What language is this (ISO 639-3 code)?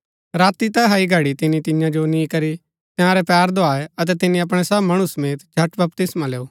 gbk